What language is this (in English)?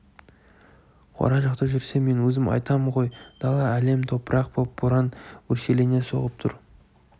Kazakh